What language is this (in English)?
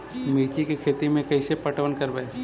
Magahi